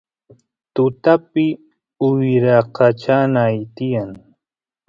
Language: Santiago del Estero Quichua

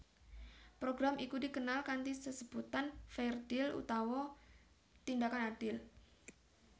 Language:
Javanese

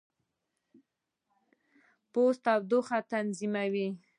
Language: Pashto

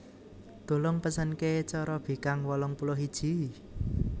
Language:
Javanese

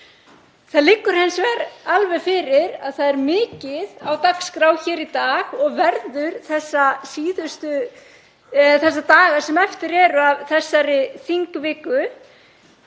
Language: Icelandic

